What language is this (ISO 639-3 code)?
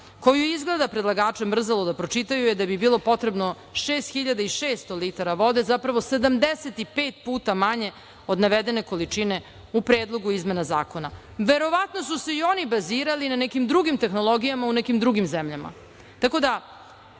srp